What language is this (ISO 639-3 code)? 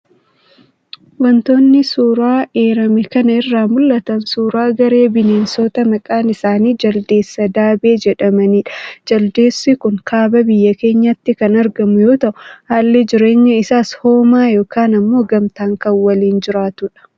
orm